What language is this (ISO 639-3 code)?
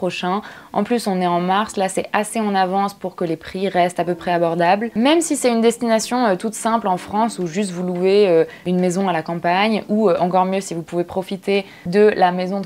fra